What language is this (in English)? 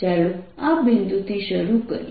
Gujarati